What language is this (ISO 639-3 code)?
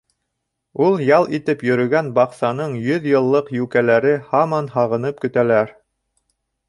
bak